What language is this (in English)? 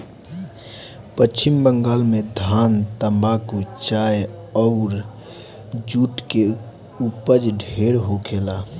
Bhojpuri